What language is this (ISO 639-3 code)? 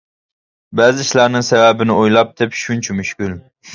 uig